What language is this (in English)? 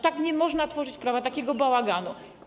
Polish